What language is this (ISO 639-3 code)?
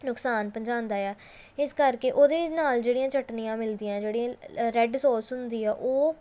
pan